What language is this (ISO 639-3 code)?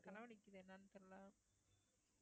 tam